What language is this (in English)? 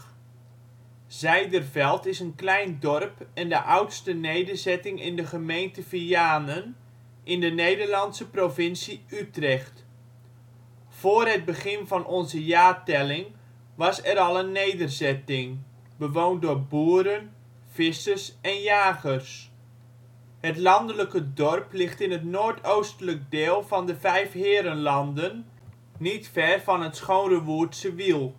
Dutch